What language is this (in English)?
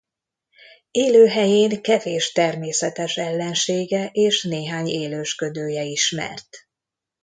Hungarian